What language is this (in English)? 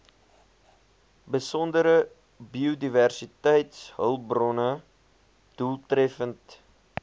Afrikaans